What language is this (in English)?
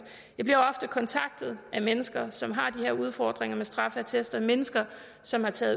Danish